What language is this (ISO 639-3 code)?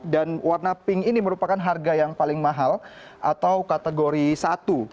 ind